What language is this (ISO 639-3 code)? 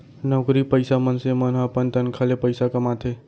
hne